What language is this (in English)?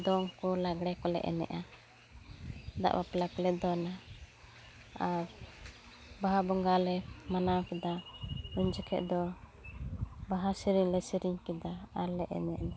Santali